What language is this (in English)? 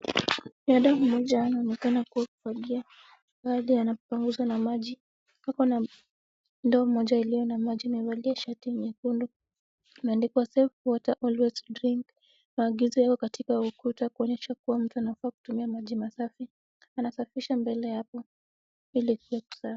Swahili